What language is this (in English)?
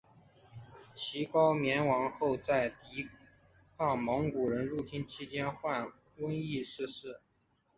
Chinese